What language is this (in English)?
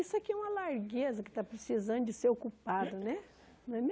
Portuguese